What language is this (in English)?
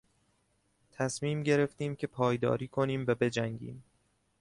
Persian